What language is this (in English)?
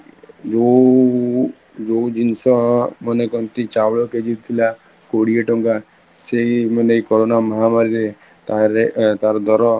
Odia